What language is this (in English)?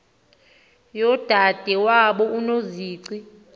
Xhosa